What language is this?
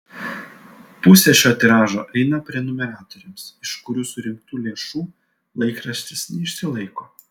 Lithuanian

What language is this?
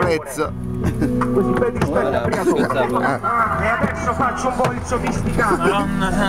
Italian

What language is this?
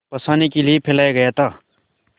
Hindi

